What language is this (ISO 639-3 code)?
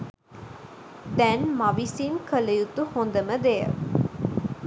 sin